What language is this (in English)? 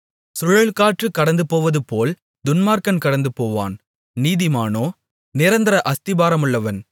Tamil